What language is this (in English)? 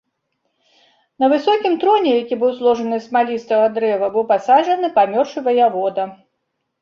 Belarusian